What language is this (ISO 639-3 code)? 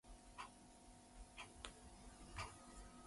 jpn